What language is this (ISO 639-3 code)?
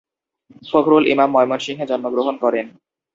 ben